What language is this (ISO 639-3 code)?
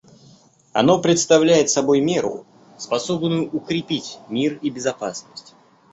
rus